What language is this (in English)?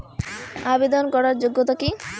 Bangla